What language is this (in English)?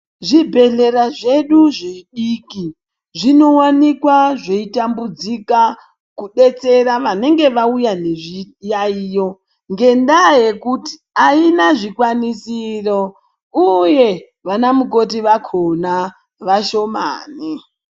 Ndau